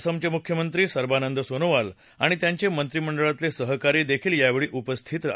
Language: Marathi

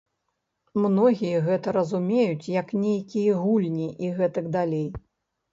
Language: Belarusian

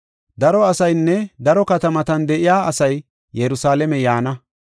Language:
Gofa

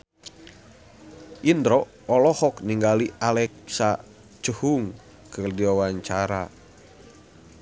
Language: Sundanese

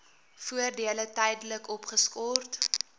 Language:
Afrikaans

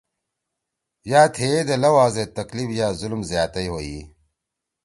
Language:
Torwali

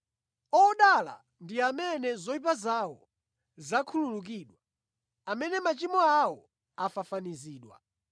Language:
Nyanja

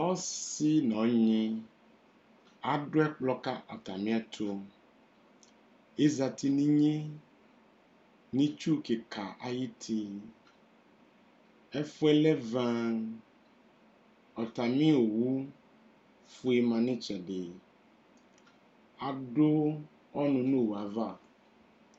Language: Ikposo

